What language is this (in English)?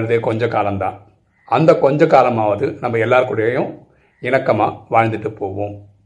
Tamil